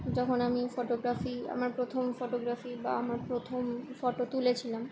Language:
Bangla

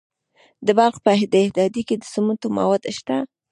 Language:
Pashto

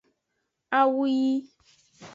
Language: Aja (Benin)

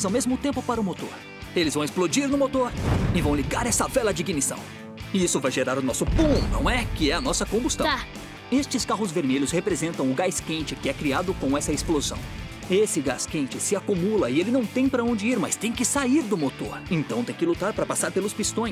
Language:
Portuguese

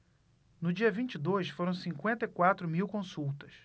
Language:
Portuguese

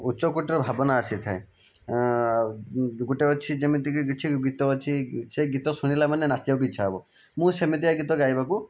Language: Odia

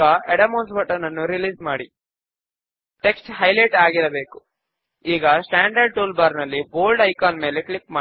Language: Telugu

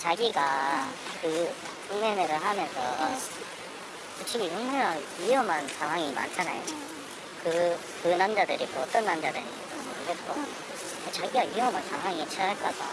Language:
Korean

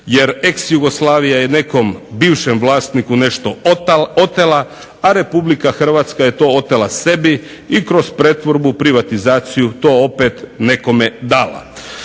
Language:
Croatian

